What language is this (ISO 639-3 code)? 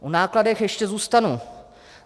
ces